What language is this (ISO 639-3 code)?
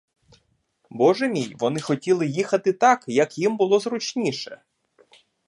ukr